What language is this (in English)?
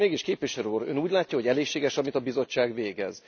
Hungarian